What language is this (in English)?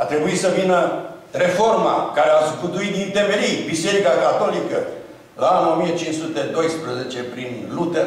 Romanian